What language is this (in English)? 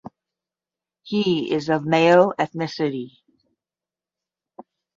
English